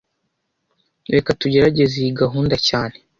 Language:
Kinyarwanda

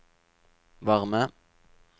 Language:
Norwegian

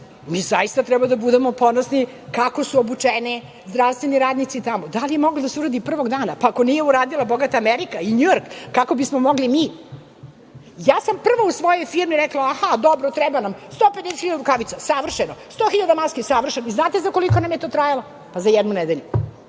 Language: Serbian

